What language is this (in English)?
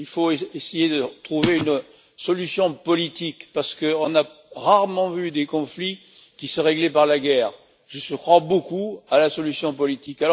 French